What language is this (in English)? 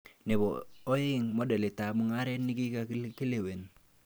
Kalenjin